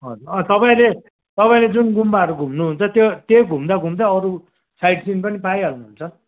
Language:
Nepali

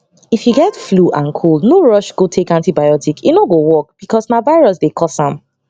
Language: Nigerian Pidgin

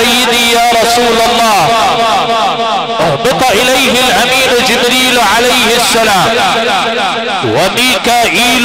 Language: Arabic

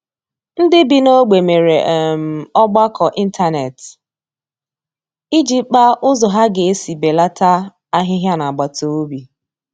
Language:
Igbo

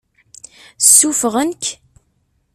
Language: Kabyle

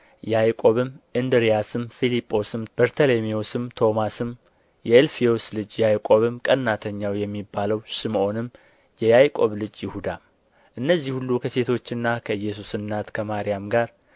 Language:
Amharic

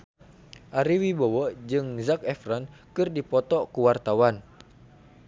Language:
Sundanese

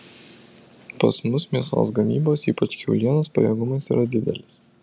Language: Lithuanian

